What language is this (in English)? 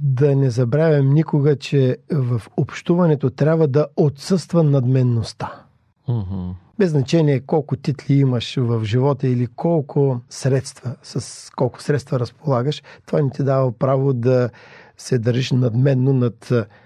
Bulgarian